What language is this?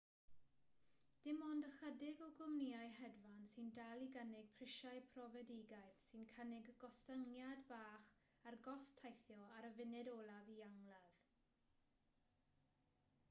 Welsh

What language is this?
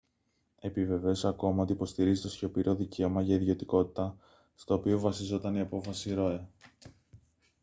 Greek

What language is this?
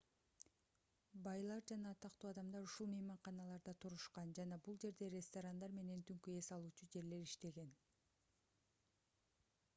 Kyrgyz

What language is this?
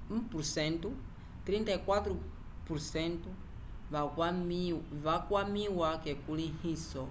Umbundu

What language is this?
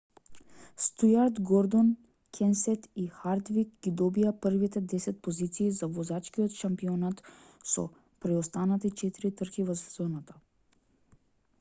Macedonian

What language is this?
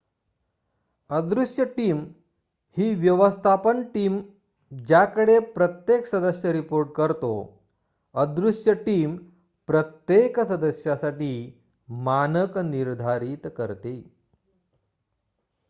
Marathi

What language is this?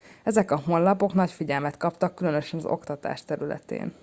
Hungarian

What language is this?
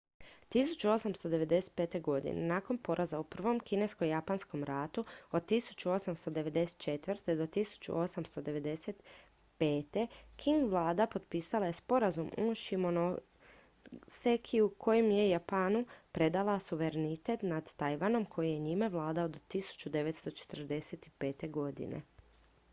Croatian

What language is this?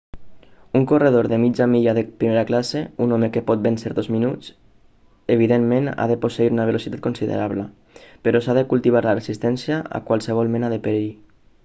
Catalan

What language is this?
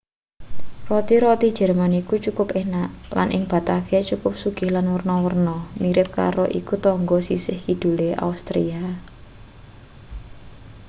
Javanese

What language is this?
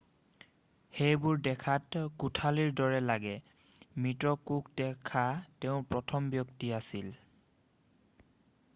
Assamese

